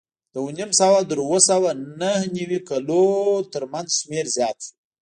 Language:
Pashto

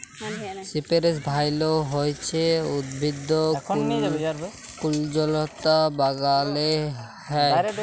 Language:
Bangla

